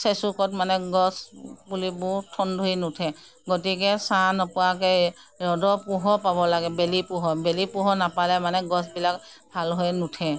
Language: Assamese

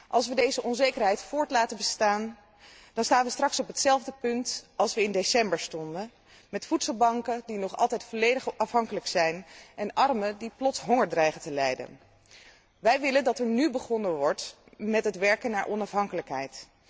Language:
Dutch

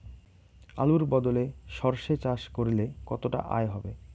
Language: Bangla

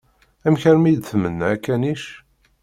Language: Kabyle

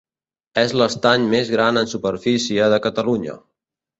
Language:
Catalan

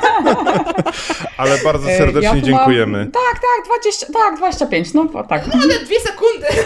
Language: Polish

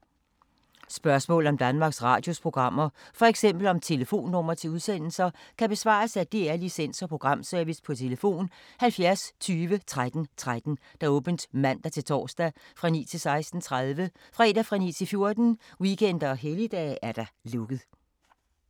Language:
Danish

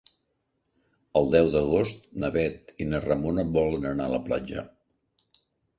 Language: Catalan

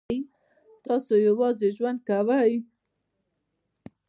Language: Pashto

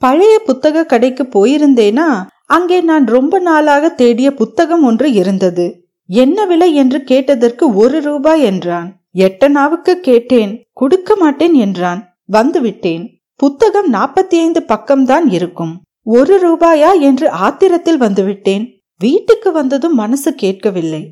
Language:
Tamil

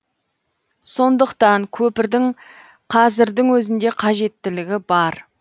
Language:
Kazakh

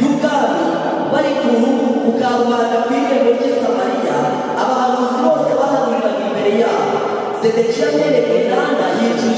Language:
Korean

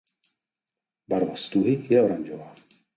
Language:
Czech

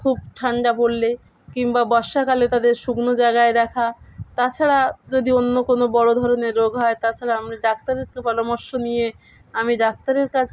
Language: Bangla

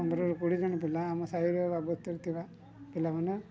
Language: Odia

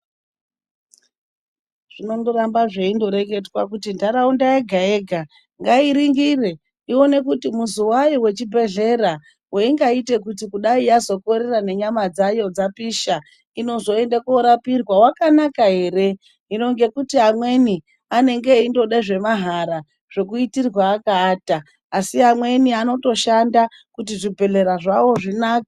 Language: Ndau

